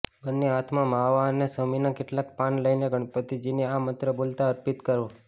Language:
Gujarati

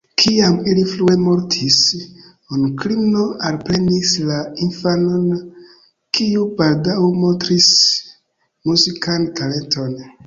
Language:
Esperanto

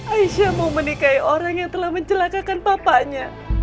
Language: Indonesian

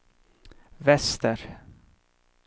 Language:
Swedish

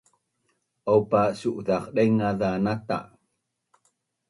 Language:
Bunun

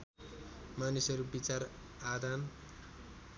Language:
Nepali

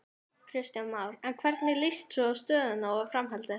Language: Icelandic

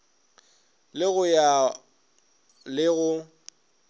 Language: Northern Sotho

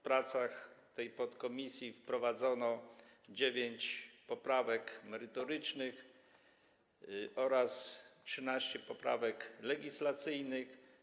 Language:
Polish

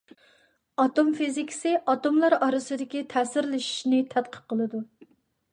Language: Uyghur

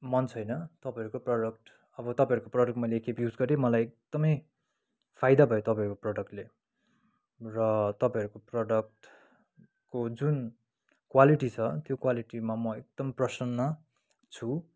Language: Nepali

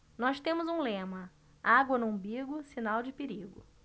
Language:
Portuguese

